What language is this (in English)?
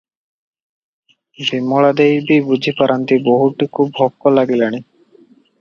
Odia